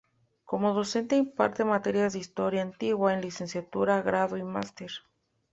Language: Spanish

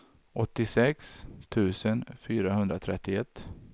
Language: Swedish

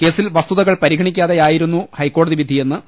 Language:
Malayalam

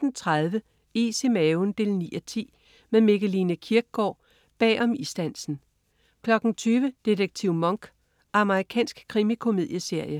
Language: Danish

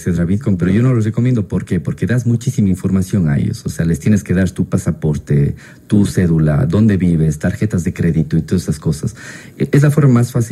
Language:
Spanish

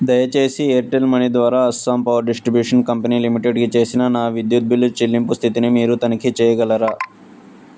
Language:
Telugu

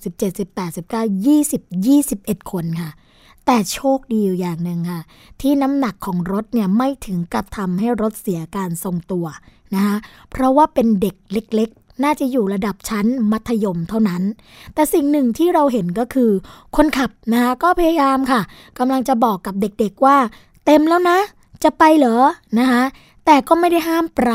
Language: Thai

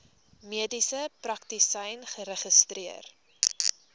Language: Afrikaans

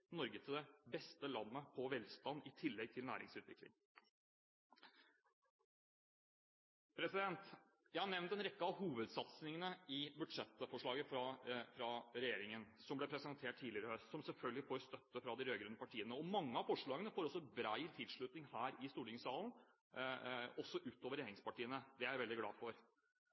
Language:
Norwegian Bokmål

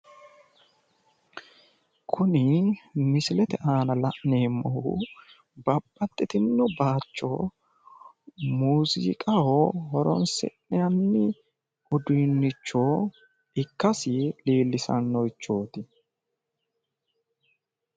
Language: Sidamo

